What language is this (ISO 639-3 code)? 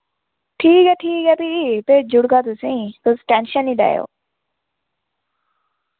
doi